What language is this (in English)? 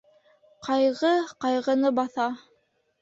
Bashkir